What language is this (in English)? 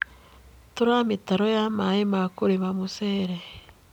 Kikuyu